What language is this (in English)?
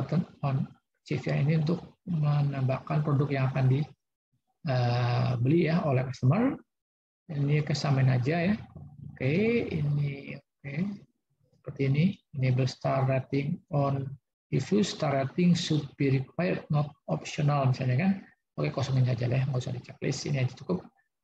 Indonesian